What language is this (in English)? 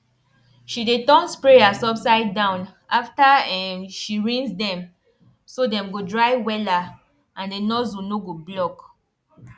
Nigerian Pidgin